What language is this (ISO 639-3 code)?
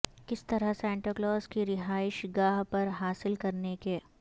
urd